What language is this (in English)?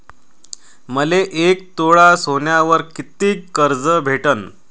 Marathi